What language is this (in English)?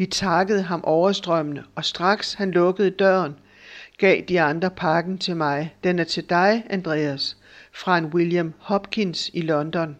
Danish